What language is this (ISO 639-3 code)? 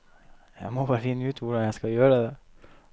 nor